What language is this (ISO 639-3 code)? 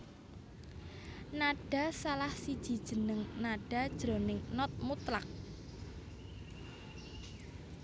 jav